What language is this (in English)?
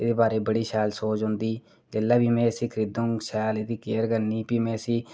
Dogri